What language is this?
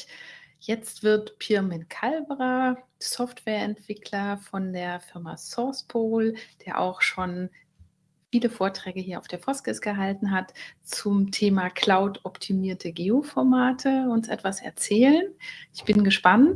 German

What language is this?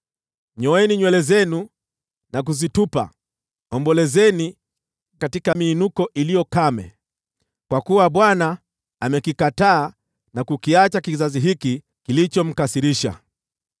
Swahili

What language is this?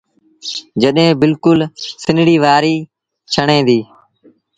Sindhi Bhil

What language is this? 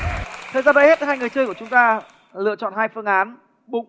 Vietnamese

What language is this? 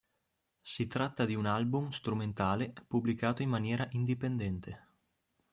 Italian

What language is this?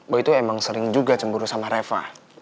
Indonesian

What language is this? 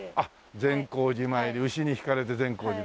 Japanese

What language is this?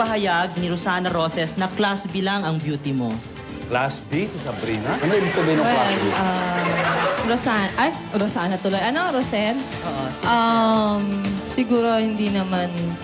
Filipino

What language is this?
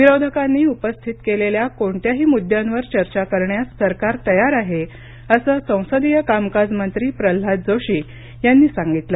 Marathi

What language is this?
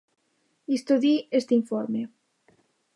Galician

